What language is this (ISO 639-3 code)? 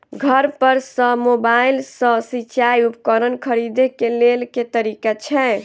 mai